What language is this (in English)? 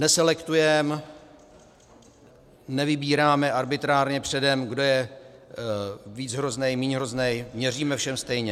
Czech